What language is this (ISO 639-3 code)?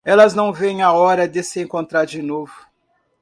por